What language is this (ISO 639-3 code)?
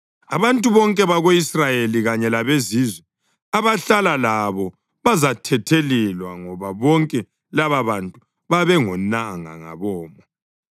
nde